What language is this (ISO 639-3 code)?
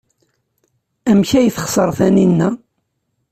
kab